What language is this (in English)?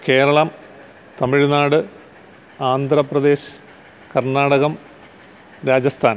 Malayalam